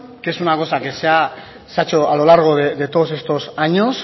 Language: Spanish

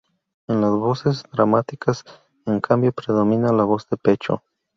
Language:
Spanish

